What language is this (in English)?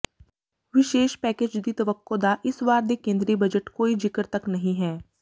Punjabi